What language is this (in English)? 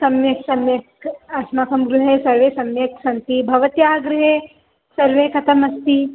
Sanskrit